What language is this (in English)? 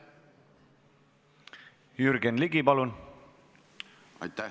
Estonian